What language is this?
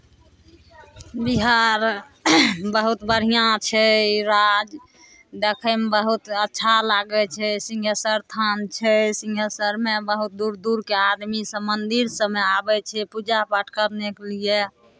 Maithili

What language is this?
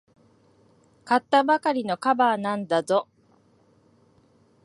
Japanese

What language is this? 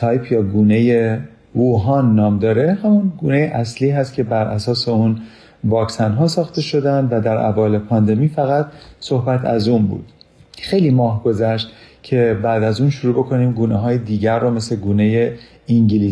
Persian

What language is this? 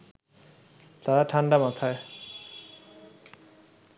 Bangla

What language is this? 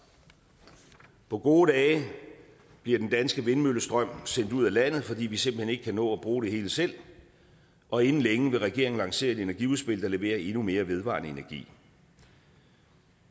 Danish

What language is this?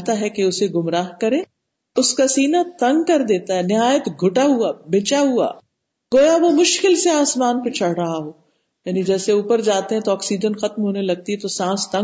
Urdu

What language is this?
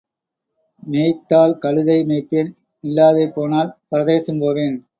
Tamil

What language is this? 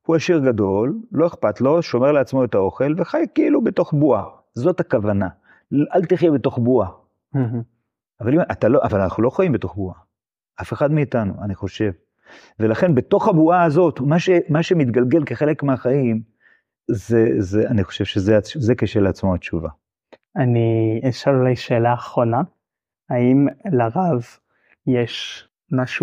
Hebrew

